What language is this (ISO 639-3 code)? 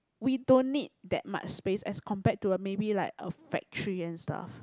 eng